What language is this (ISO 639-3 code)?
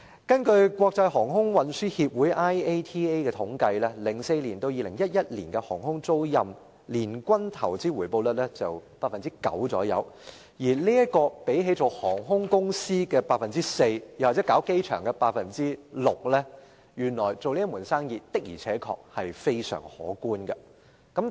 yue